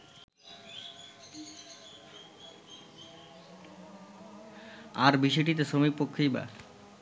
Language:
Bangla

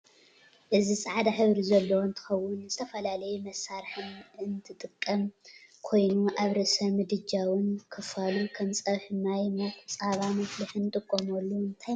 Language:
Tigrinya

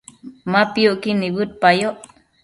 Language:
Matsés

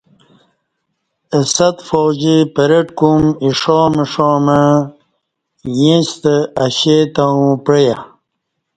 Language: Kati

